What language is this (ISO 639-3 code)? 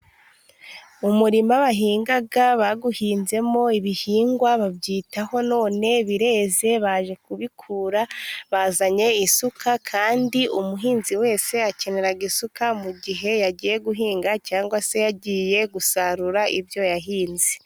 kin